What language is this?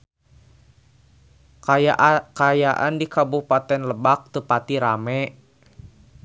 Sundanese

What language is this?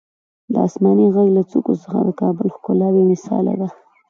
Pashto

